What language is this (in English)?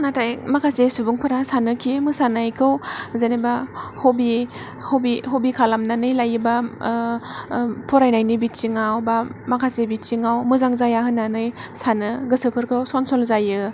Bodo